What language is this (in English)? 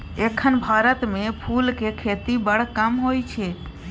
Maithili